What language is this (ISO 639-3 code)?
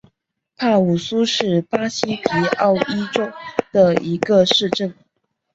zho